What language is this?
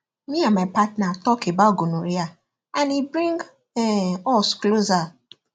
Nigerian Pidgin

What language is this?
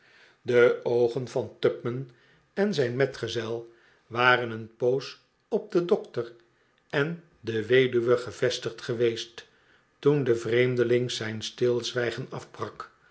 Dutch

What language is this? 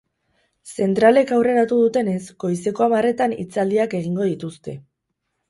Basque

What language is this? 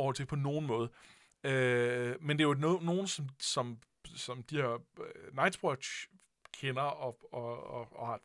Danish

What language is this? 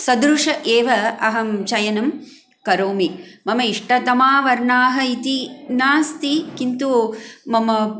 Sanskrit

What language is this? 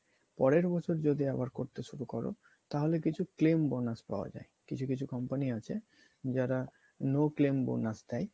Bangla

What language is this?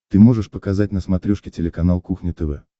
Russian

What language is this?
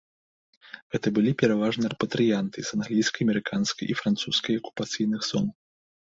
Belarusian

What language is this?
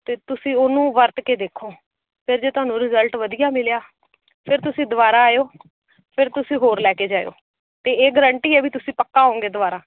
Punjabi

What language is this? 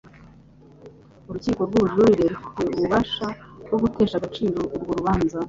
Kinyarwanda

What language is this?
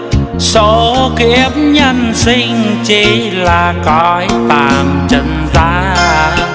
Vietnamese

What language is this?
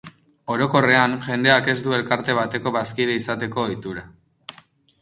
Basque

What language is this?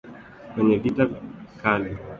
Swahili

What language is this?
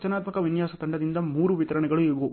Kannada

